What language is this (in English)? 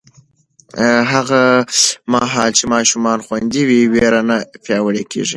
Pashto